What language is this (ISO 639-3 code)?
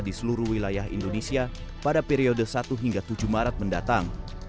ind